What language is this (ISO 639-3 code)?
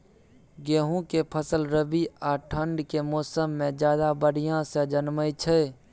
mai